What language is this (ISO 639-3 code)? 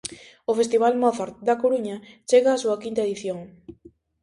glg